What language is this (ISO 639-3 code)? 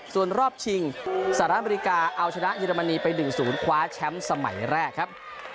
tha